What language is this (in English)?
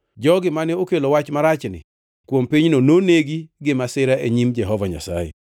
Luo (Kenya and Tanzania)